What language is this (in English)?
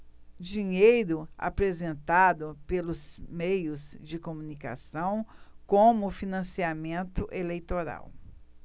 Portuguese